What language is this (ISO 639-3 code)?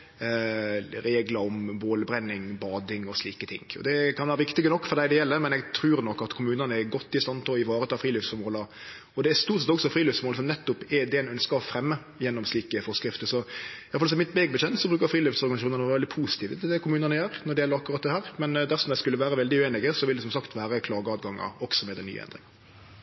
nno